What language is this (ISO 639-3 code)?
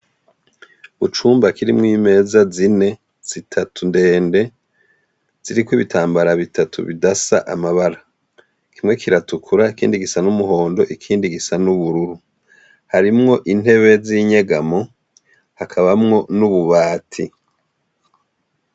run